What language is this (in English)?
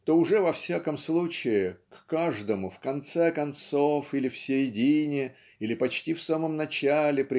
Russian